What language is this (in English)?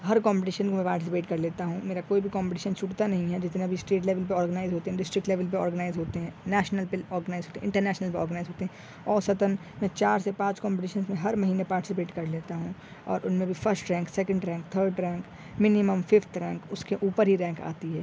Urdu